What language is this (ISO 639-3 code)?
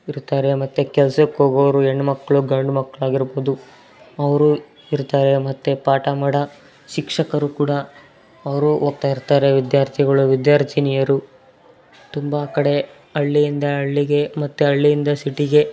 kan